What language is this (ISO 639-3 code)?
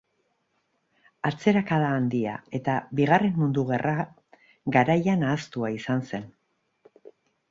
eus